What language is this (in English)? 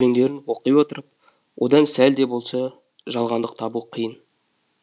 Kazakh